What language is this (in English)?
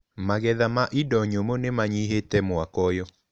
Kikuyu